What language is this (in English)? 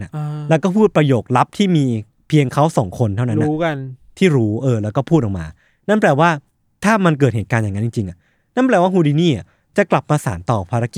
Thai